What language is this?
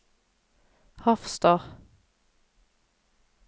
Norwegian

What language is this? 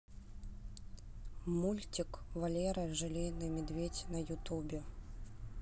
Russian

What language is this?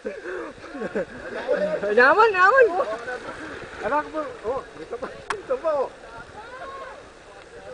Romanian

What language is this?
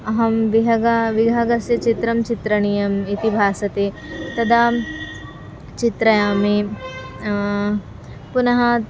Sanskrit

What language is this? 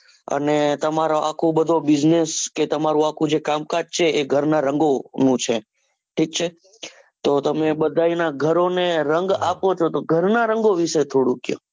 Gujarati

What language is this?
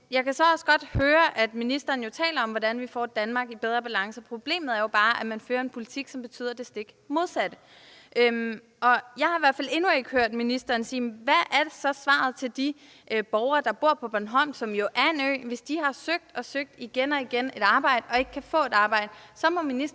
Danish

